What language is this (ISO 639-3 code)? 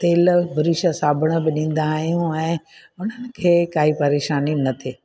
snd